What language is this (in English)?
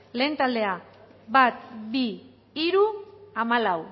Basque